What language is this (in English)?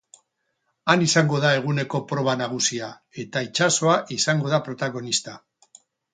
Basque